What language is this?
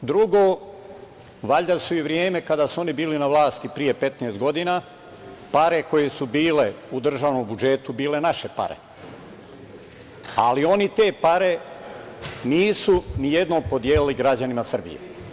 Serbian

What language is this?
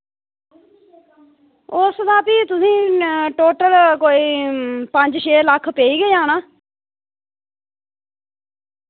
Dogri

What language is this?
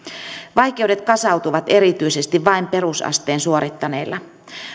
Finnish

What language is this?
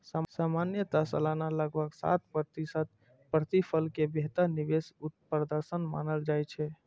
Maithili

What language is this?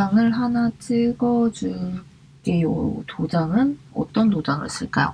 Korean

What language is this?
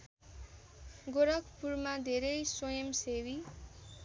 Nepali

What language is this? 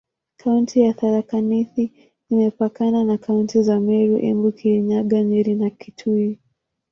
Swahili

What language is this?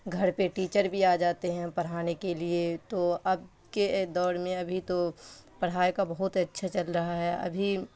Urdu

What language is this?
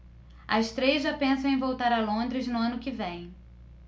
Portuguese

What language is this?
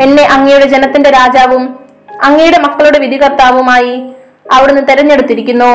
Malayalam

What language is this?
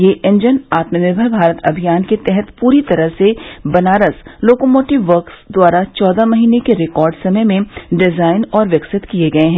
Hindi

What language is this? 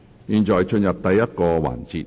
Cantonese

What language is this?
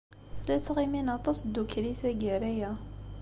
Kabyle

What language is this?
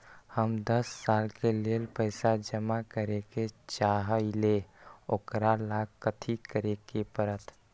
Magahi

